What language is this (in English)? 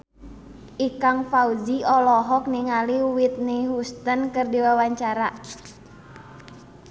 Sundanese